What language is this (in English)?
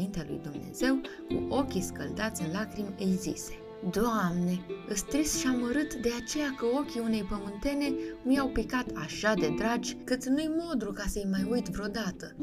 Romanian